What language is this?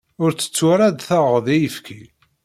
Kabyle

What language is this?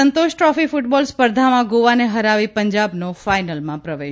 Gujarati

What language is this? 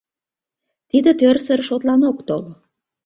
Mari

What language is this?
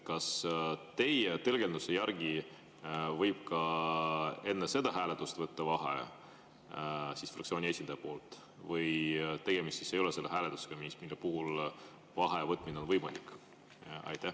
Estonian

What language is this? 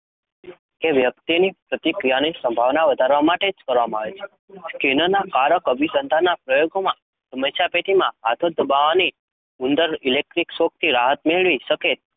Gujarati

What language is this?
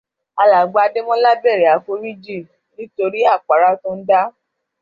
Yoruba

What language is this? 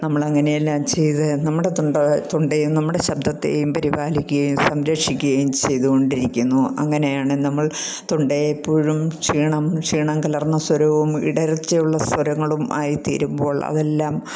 Malayalam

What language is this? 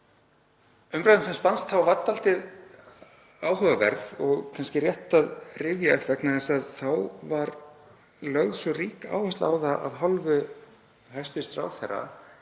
Icelandic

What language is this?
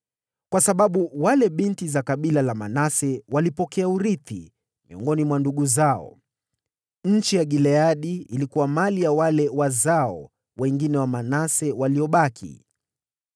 Swahili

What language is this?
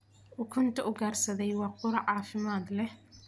Somali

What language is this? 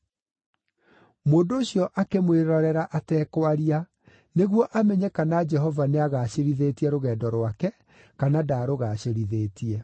Kikuyu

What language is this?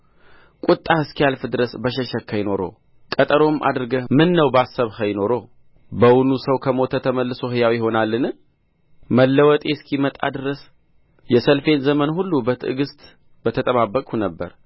Amharic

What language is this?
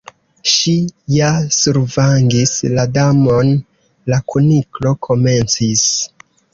Esperanto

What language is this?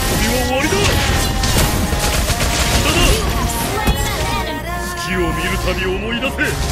Japanese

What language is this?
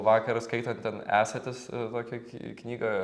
Lithuanian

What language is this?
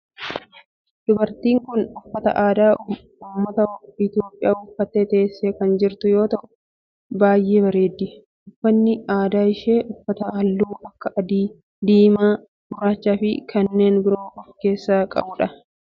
Oromo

